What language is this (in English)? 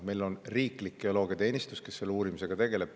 Estonian